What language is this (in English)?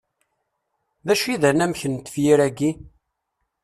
Kabyle